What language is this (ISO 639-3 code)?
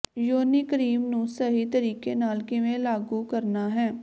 pan